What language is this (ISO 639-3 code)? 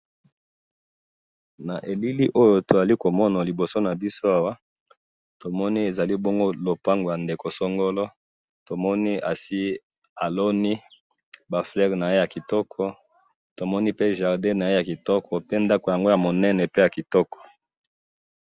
lin